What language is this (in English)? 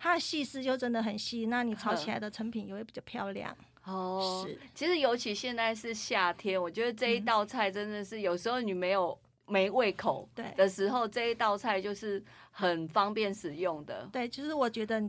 Chinese